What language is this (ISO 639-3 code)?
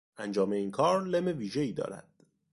fas